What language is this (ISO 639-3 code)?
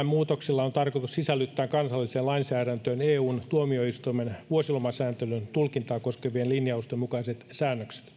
fin